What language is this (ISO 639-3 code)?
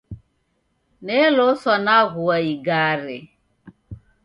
dav